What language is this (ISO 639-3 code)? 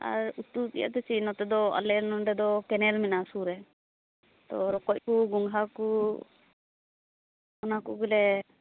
sat